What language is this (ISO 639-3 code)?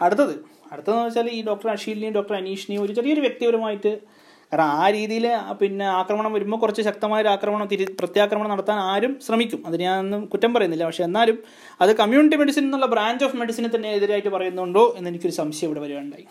mal